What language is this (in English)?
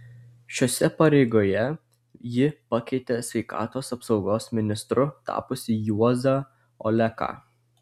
Lithuanian